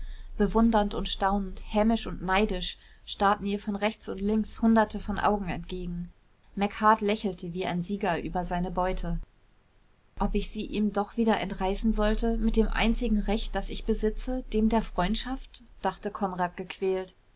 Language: German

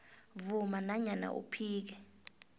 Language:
South Ndebele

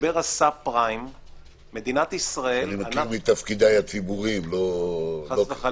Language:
Hebrew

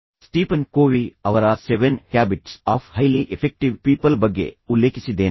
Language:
Kannada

